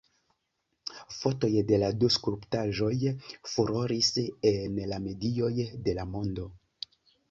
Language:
Esperanto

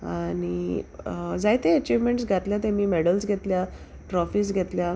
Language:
Konkani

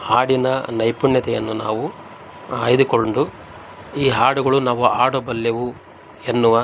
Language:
Kannada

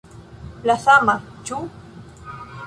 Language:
Esperanto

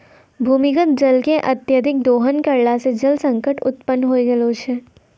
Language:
Maithili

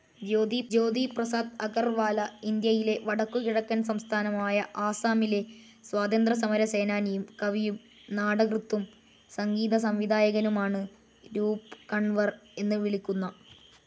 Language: Malayalam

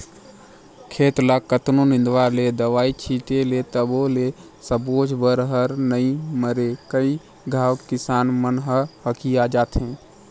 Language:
Chhattisgarhi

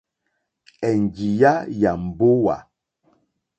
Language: Mokpwe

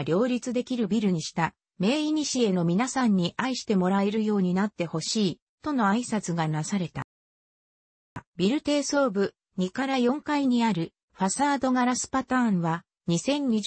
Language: Japanese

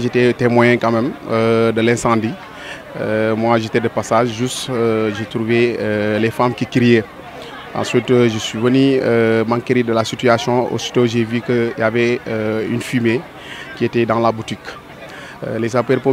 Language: French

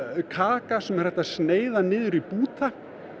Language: Icelandic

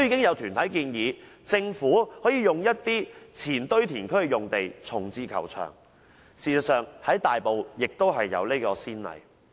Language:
Cantonese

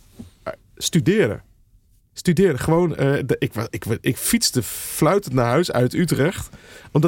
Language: Dutch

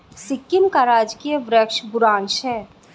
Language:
Hindi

